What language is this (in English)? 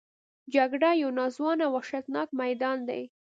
Pashto